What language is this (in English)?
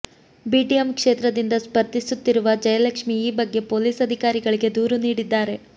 Kannada